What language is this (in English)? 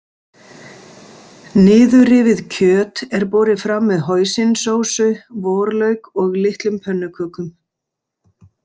Icelandic